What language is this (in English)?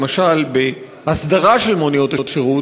Hebrew